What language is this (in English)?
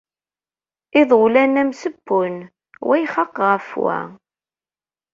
Kabyle